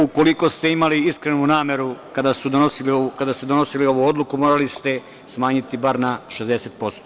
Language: Serbian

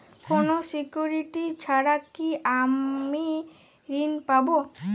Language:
Bangla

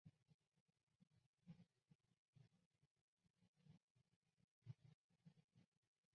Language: Chinese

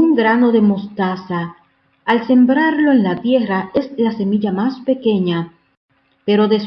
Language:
Spanish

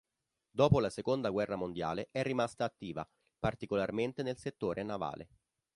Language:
Italian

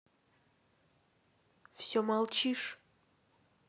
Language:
Russian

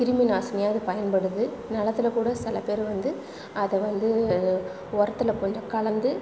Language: Tamil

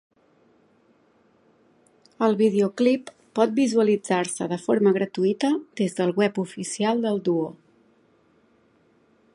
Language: Catalan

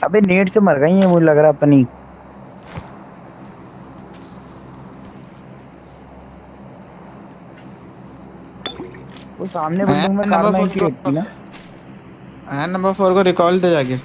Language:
Urdu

